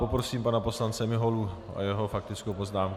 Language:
Czech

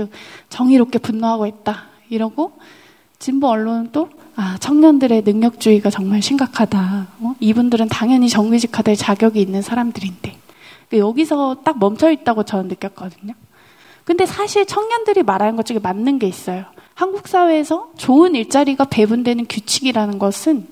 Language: Korean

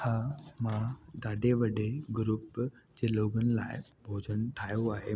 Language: Sindhi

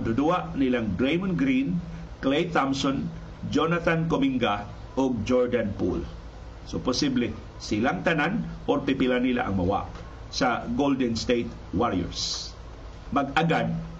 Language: Filipino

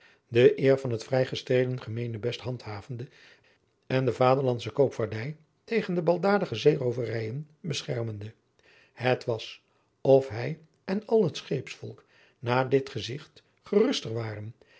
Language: Dutch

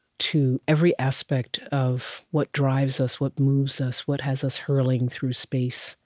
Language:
English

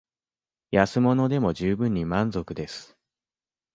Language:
Japanese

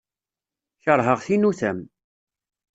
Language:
Kabyle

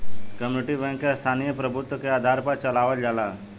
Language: Bhojpuri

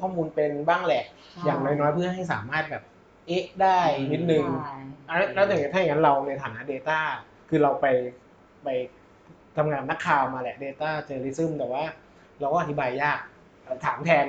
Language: Thai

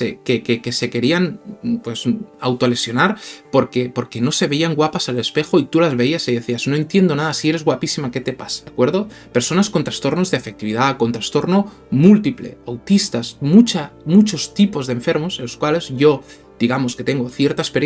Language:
Spanish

